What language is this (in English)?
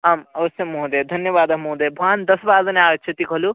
Sanskrit